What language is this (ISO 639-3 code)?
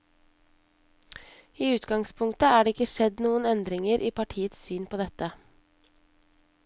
nor